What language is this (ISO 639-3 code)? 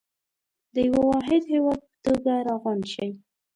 pus